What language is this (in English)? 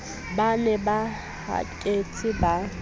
Southern Sotho